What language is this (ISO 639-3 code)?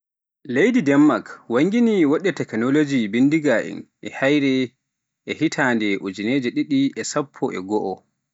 fuf